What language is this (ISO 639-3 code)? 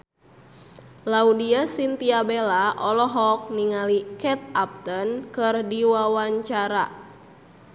sun